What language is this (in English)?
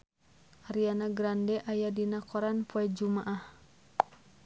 Sundanese